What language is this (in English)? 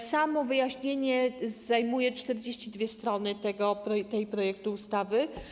Polish